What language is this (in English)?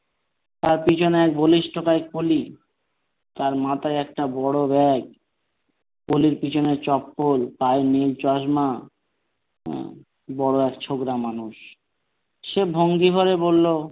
Bangla